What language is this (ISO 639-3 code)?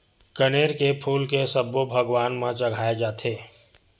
hne